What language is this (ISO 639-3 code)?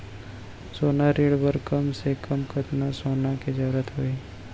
hne